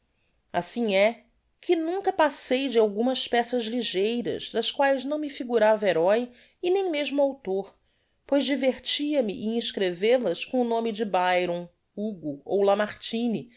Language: Portuguese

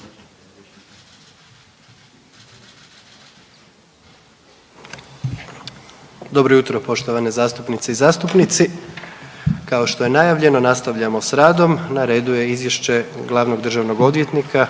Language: Croatian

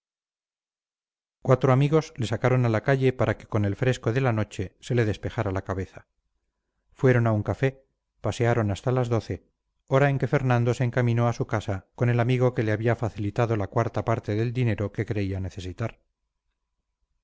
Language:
Spanish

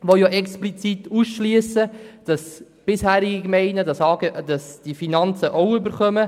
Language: Swiss German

